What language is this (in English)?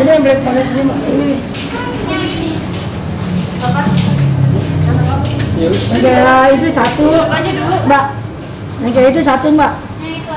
Indonesian